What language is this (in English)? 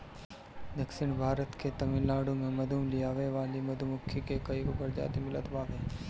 Bhojpuri